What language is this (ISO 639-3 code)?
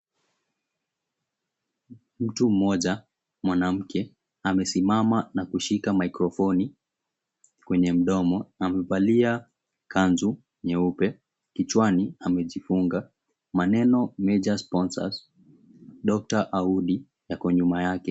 swa